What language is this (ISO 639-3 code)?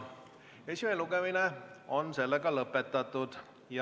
est